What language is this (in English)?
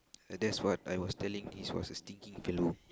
English